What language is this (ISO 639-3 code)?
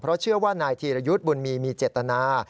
tha